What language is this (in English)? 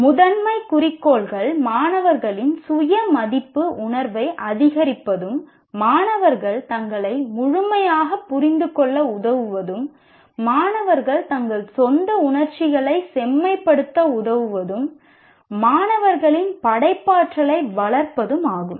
Tamil